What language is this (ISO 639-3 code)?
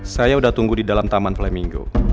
ind